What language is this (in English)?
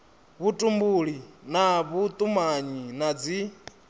Venda